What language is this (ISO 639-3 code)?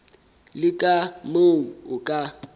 sot